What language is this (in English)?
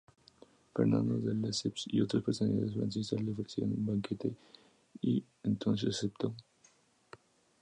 Spanish